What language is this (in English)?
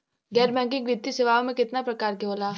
Bhojpuri